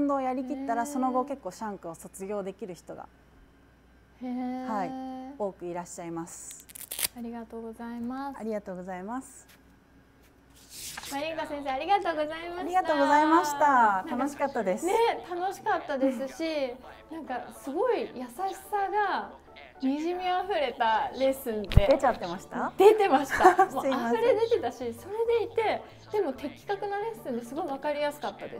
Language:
Japanese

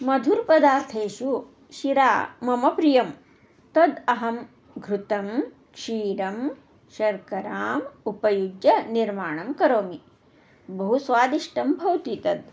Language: Sanskrit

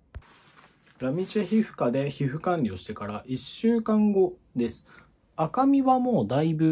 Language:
Japanese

